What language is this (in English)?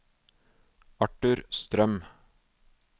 Norwegian